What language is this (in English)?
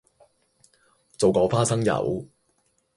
Cantonese